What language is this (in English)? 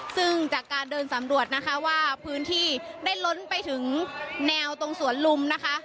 Thai